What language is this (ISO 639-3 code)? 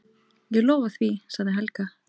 isl